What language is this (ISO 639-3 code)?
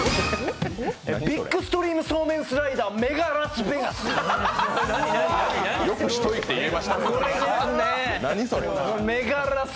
jpn